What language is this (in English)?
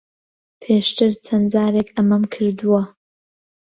Central Kurdish